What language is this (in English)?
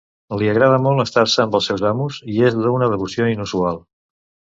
Catalan